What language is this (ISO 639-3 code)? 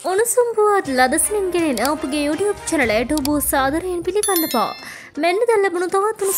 ind